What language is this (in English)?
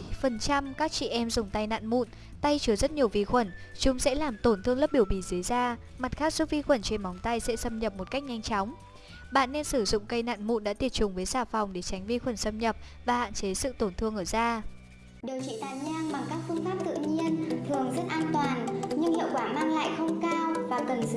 Vietnamese